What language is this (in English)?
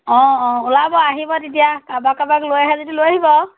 Assamese